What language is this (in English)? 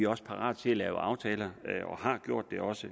Danish